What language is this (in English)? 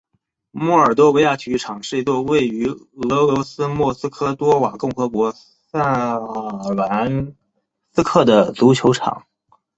Chinese